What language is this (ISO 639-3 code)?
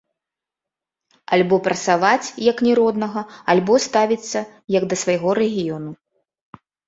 bel